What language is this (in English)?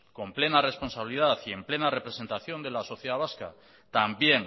Spanish